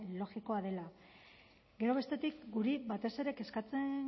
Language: Basque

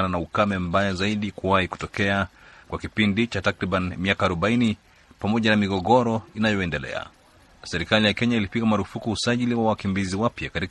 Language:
Swahili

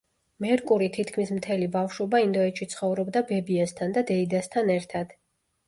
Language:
Georgian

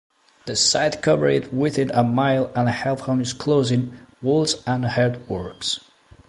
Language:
English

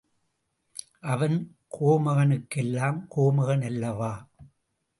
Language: Tamil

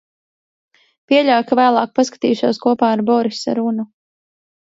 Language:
Latvian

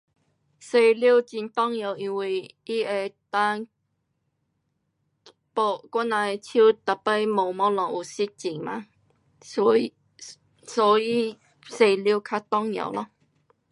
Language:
Pu-Xian Chinese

